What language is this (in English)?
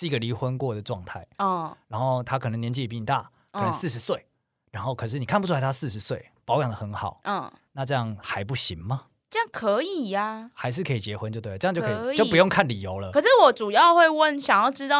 Chinese